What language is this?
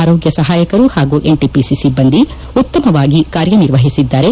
Kannada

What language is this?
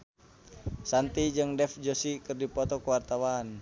Sundanese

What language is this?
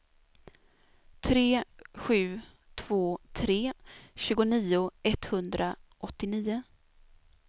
Swedish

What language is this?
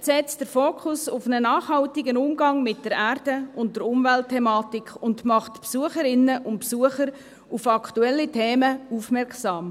Swiss German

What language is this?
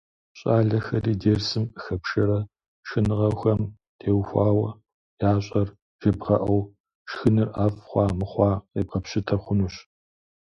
Kabardian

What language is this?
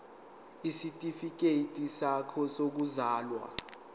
Zulu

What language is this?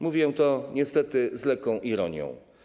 Polish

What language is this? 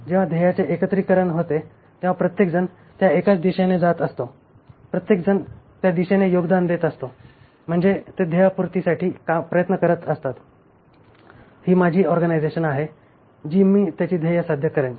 Marathi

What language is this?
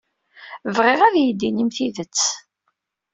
Kabyle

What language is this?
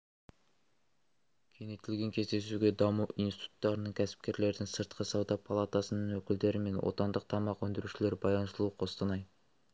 Kazakh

